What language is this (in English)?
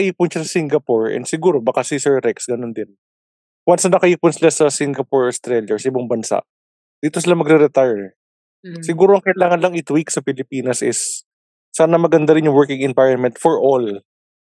Filipino